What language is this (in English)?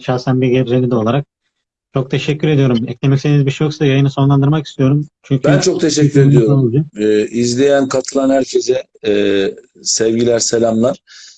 Turkish